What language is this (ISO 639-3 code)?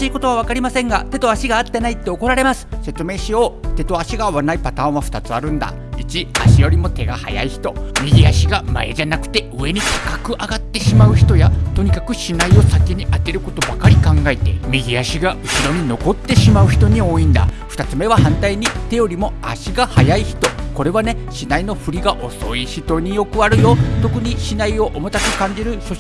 jpn